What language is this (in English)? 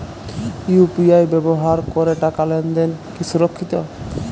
Bangla